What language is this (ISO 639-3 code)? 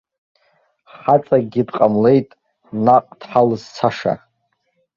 abk